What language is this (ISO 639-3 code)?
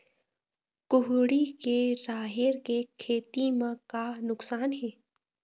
hne